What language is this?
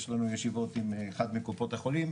Hebrew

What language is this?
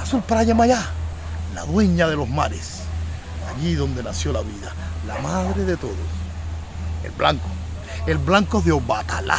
Spanish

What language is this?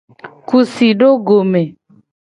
Gen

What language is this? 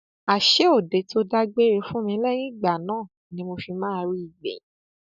Yoruba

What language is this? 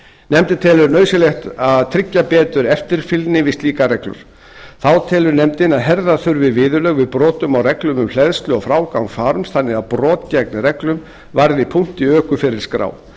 Icelandic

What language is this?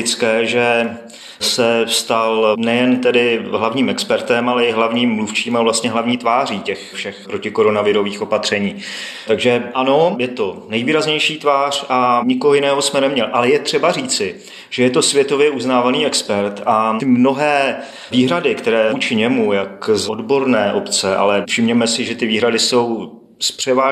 Czech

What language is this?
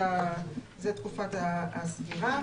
Hebrew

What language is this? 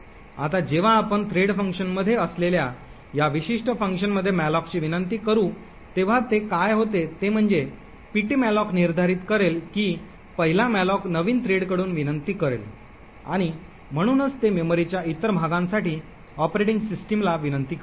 Marathi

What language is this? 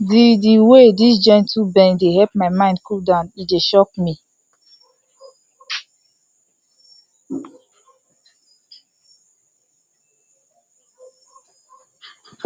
Nigerian Pidgin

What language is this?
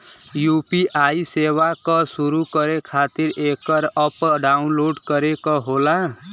Bhojpuri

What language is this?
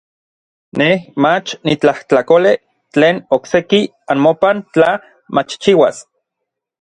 Orizaba Nahuatl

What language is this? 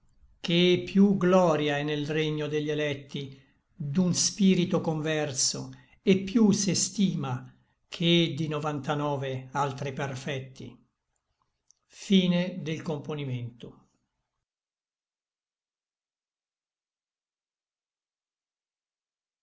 Italian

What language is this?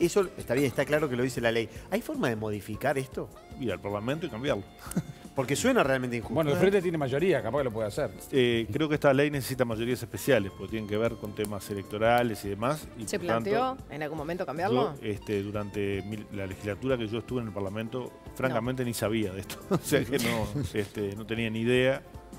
Spanish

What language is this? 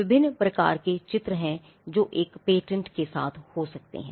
Hindi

